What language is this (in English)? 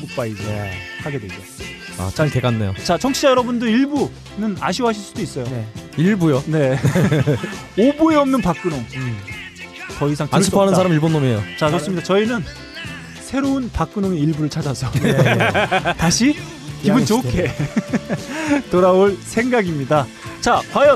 Korean